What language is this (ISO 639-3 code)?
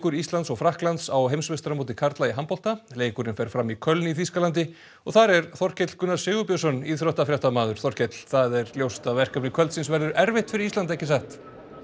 isl